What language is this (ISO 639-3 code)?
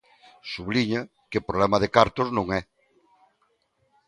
glg